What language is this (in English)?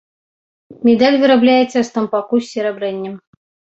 Belarusian